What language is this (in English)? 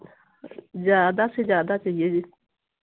Hindi